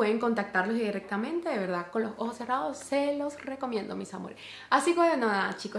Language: Spanish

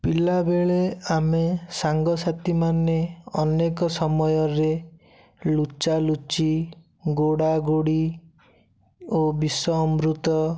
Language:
Odia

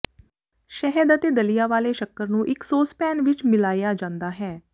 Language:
Punjabi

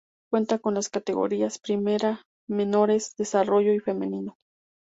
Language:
Spanish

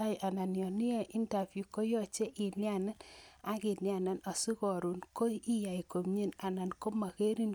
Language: Kalenjin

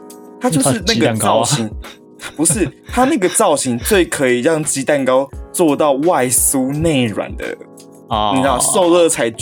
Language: Chinese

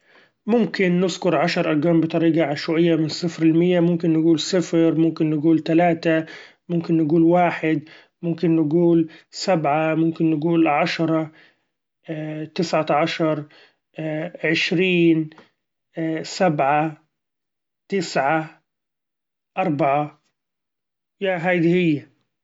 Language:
Gulf Arabic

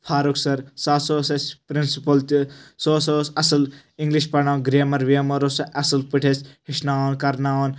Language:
Kashmiri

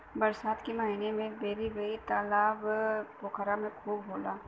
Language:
Bhojpuri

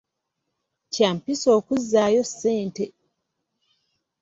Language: Ganda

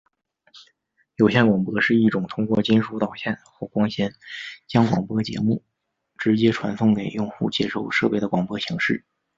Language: Chinese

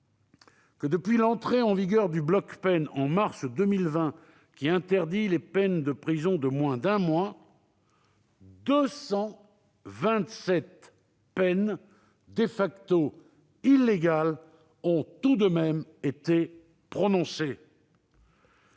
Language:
French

